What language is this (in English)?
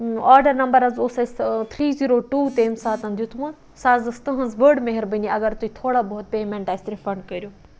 Kashmiri